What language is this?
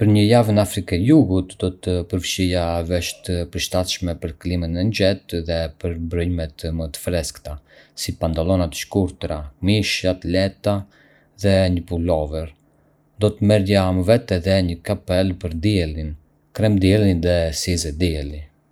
Arbëreshë Albanian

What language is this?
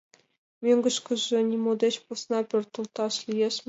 Mari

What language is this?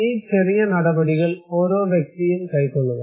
Malayalam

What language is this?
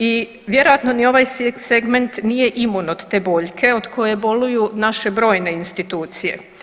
Croatian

